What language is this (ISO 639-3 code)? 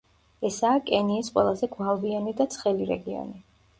kat